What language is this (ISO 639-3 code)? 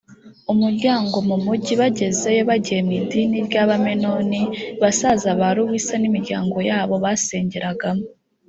kin